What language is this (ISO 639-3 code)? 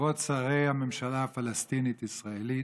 heb